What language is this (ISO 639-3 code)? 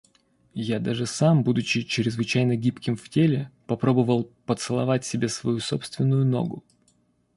rus